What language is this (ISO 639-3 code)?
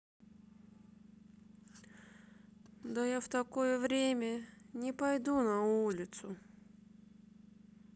rus